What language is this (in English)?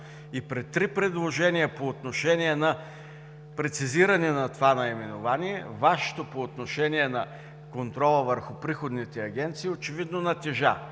Bulgarian